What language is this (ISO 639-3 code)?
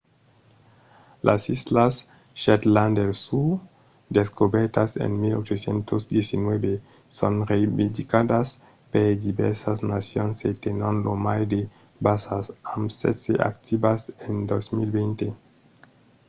oci